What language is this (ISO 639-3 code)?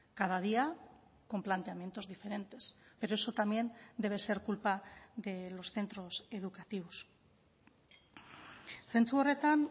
spa